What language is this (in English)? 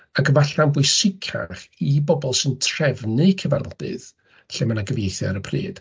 Welsh